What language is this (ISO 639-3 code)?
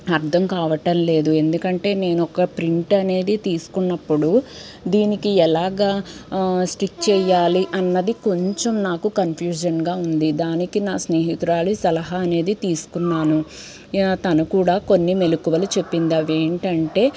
tel